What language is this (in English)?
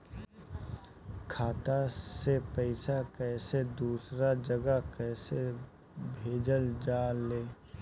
Bhojpuri